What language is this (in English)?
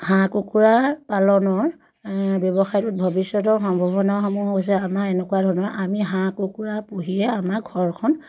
Assamese